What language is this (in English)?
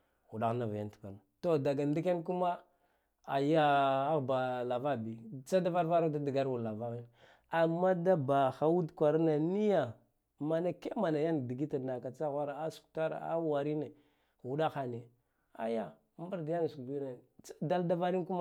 Guduf-Gava